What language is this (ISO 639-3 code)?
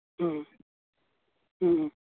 sat